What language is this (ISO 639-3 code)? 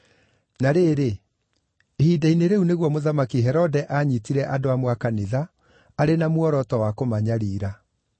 kik